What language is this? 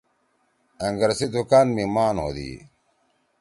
Torwali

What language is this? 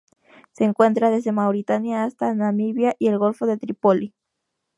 Spanish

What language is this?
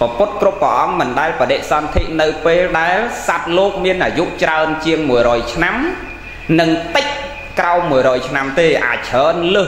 Vietnamese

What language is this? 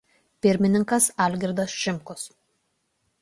Lithuanian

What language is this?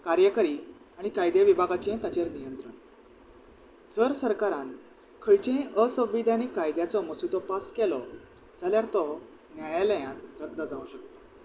Konkani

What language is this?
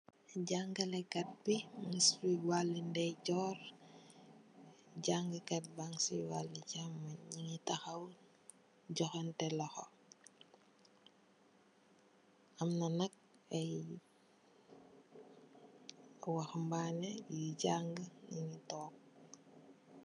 Wolof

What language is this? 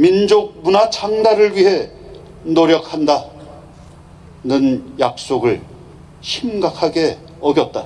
Korean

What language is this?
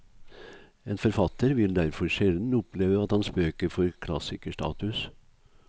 Norwegian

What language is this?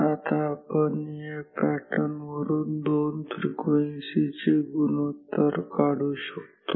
Marathi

